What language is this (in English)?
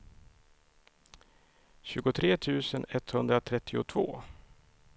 Swedish